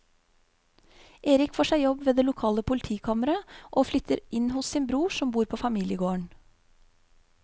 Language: Norwegian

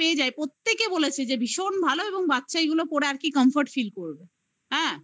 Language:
Bangla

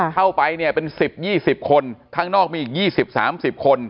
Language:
Thai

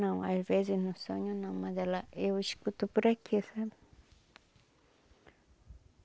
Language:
Portuguese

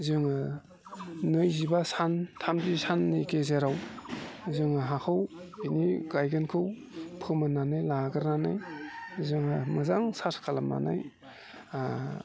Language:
Bodo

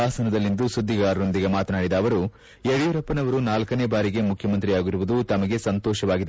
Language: Kannada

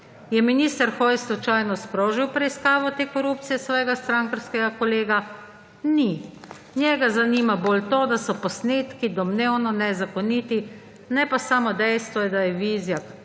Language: Slovenian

